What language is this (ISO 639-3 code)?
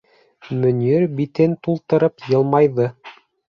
bak